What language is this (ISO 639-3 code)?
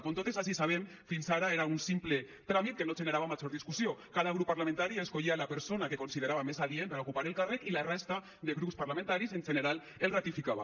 cat